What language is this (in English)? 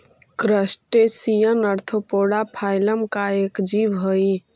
Magahi